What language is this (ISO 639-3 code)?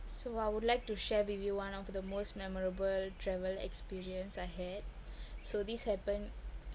eng